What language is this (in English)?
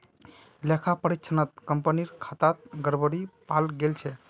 Magahi